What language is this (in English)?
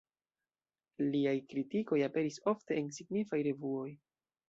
Esperanto